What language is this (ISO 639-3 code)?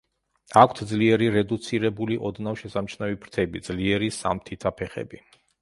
kat